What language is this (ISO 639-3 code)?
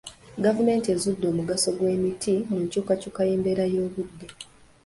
lug